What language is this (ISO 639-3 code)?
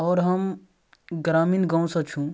mai